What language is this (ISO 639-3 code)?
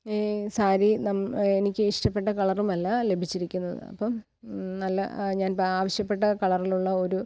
mal